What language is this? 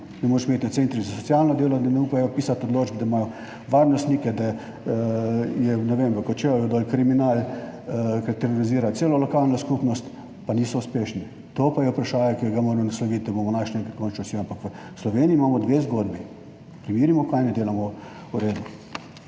Slovenian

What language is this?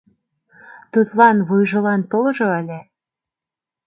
Mari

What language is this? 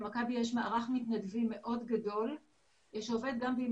Hebrew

